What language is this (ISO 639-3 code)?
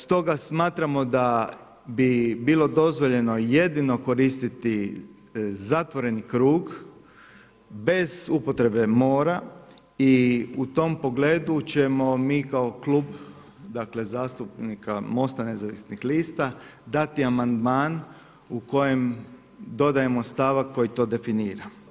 hrv